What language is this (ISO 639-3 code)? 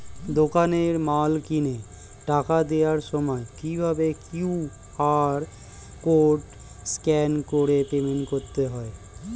ben